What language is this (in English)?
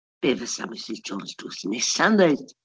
Welsh